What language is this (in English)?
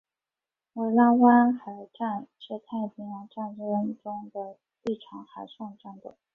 Chinese